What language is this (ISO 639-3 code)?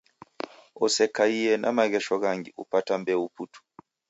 dav